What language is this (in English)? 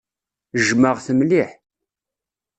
Kabyle